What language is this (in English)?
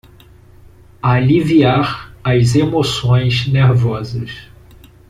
Portuguese